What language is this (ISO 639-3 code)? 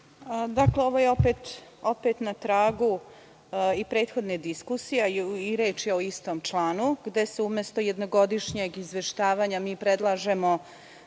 srp